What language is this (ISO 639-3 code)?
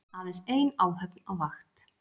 isl